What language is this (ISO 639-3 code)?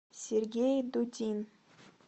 rus